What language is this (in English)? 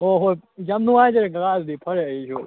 Manipuri